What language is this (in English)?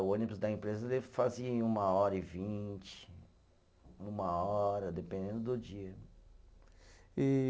Portuguese